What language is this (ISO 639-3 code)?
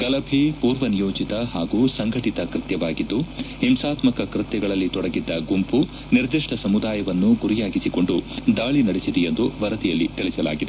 kan